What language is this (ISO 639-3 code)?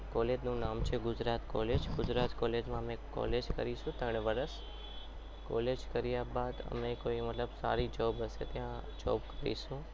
guj